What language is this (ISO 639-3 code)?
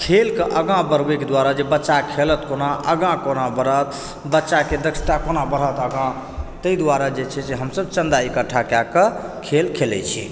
mai